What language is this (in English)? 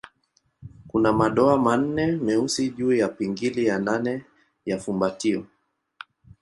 Swahili